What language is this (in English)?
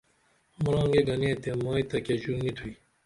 Dameli